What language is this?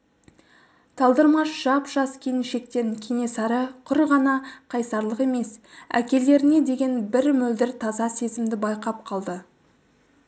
Kazakh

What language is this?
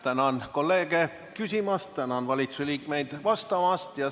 Estonian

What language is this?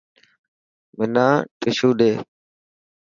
Dhatki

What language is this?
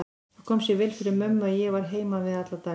Icelandic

